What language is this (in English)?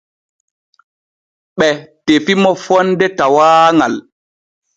Borgu Fulfulde